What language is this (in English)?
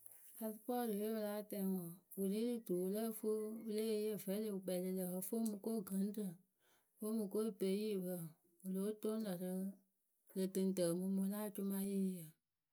Akebu